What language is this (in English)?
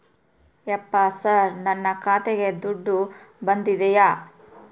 Kannada